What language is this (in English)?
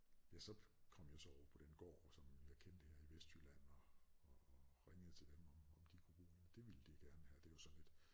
Danish